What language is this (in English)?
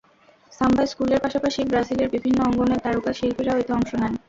Bangla